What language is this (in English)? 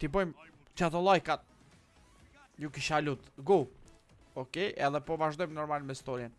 Romanian